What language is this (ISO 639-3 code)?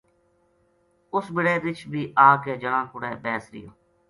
gju